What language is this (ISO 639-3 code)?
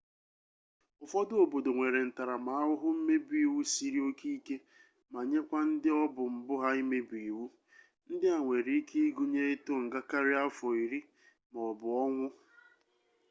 ibo